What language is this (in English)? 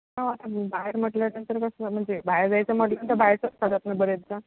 Marathi